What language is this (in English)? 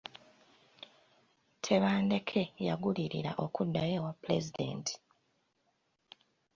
Ganda